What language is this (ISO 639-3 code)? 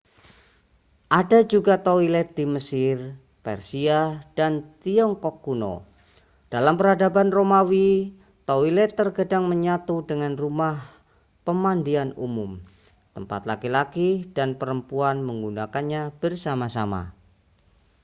ind